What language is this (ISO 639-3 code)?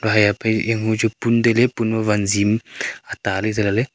nnp